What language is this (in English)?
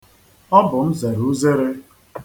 Igbo